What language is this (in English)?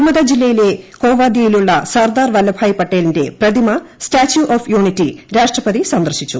Malayalam